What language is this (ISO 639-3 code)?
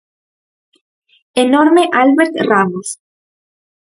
glg